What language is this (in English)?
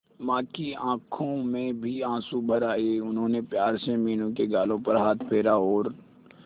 Hindi